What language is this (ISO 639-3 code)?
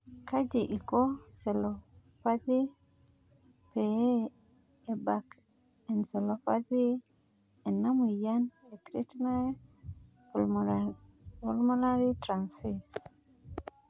mas